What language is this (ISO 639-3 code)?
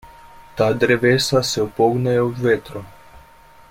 slv